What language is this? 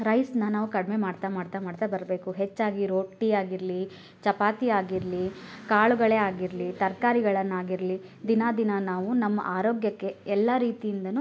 Kannada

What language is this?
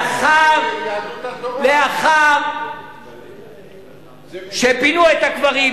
Hebrew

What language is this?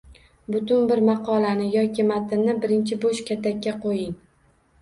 Uzbek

